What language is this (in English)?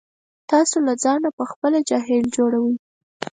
Pashto